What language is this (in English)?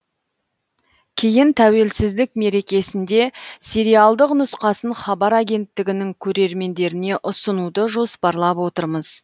Kazakh